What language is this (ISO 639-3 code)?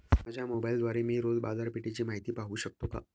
mar